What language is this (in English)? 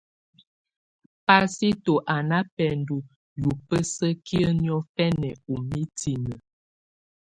Tunen